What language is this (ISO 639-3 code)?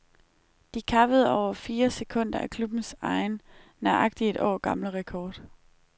dan